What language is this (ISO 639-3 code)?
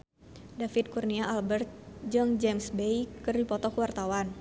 sun